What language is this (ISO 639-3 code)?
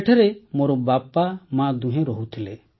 ori